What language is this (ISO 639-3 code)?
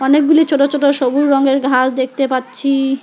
ben